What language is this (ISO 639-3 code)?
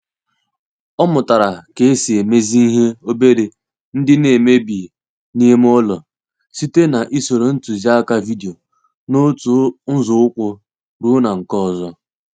ibo